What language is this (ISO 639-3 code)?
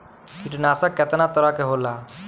bho